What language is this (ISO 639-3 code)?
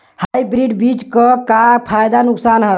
bho